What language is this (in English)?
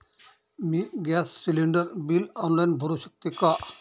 Marathi